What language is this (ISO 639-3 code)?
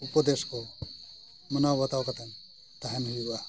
sat